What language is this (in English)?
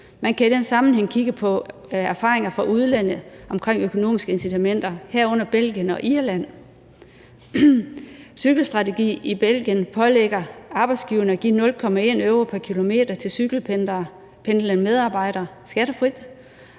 Danish